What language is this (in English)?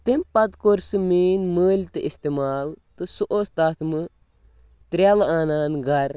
Kashmiri